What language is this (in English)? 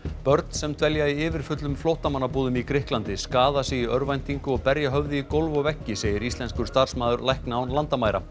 Icelandic